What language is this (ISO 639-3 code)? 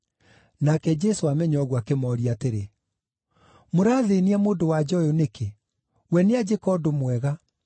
kik